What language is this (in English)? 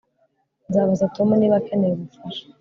Kinyarwanda